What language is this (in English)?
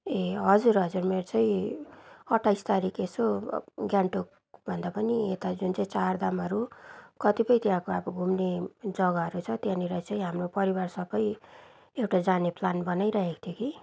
Nepali